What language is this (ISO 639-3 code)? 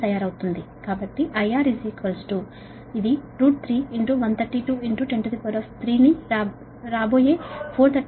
tel